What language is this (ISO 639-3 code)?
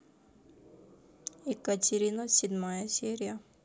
rus